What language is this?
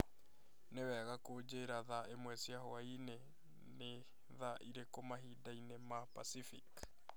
Kikuyu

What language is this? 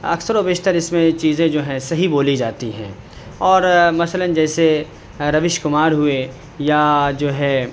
Urdu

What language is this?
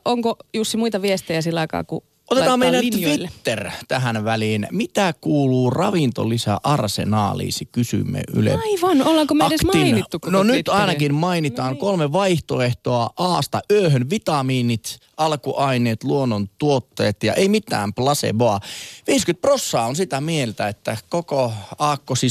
Finnish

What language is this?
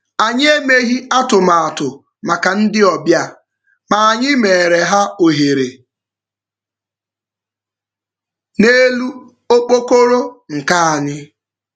Igbo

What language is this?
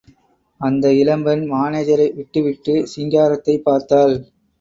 Tamil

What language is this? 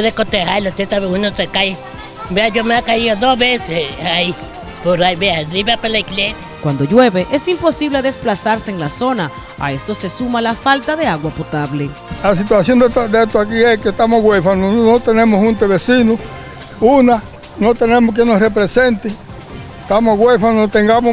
Spanish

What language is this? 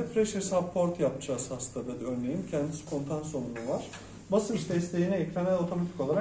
Turkish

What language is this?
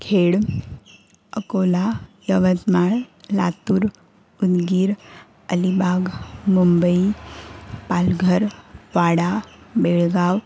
Marathi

